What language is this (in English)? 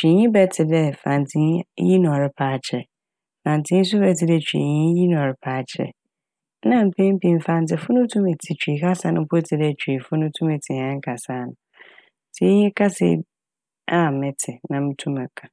Akan